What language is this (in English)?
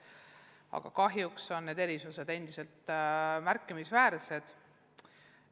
Estonian